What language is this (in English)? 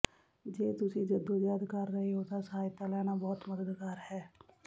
Punjabi